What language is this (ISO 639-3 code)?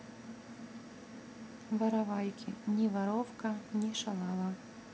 rus